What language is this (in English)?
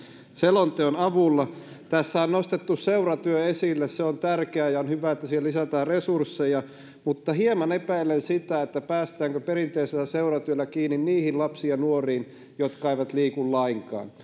Finnish